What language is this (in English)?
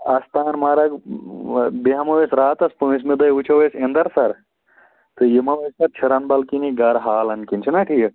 Kashmiri